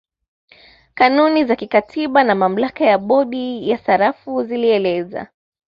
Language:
Swahili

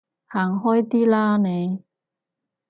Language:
Cantonese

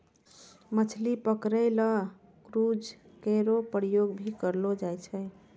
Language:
Maithili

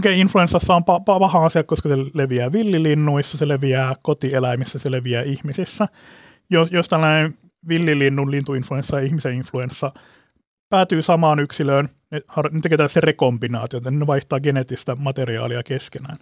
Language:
Finnish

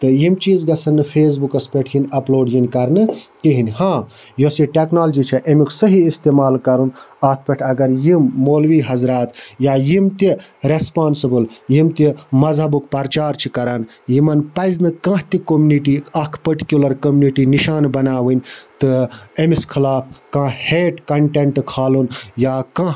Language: Kashmiri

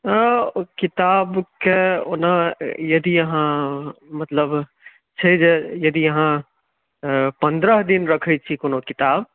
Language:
Maithili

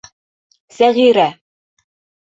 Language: Bashkir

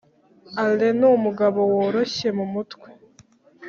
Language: Kinyarwanda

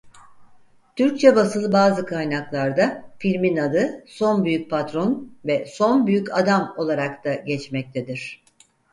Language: Turkish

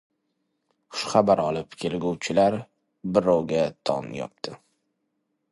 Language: Uzbek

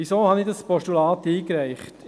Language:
Swiss German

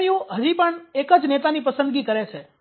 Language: Gujarati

